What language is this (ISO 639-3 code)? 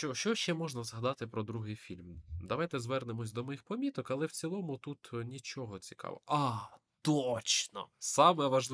ukr